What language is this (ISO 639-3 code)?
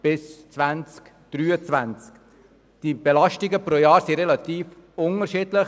gsw